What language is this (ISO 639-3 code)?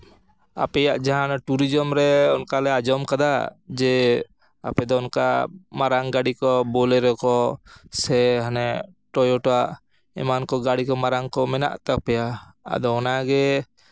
sat